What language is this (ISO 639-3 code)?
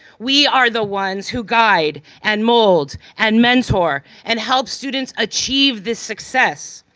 eng